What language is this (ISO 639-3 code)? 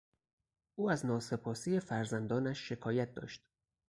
fas